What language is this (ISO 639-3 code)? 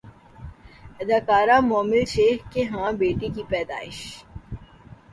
urd